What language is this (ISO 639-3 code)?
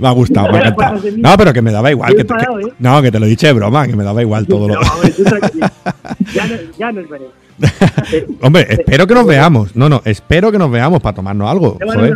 spa